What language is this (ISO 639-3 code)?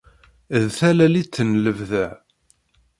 kab